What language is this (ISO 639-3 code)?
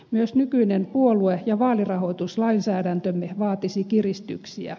fin